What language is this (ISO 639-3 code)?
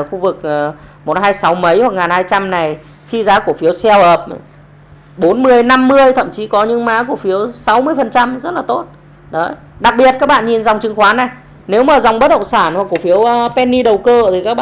vie